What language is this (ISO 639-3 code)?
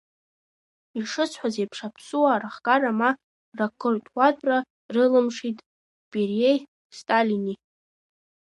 abk